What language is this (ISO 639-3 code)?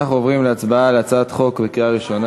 heb